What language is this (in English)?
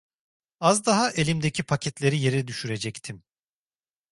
Turkish